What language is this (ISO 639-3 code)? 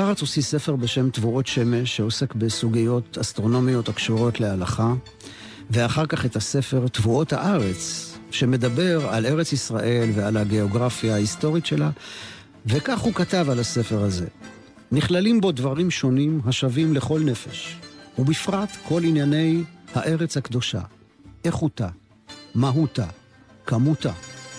heb